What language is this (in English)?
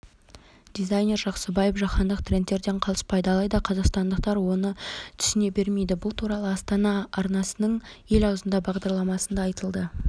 Kazakh